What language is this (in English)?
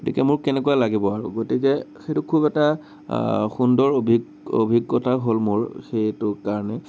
Assamese